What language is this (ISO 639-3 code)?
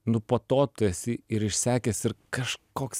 lit